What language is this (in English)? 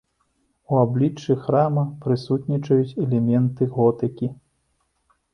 Belarusian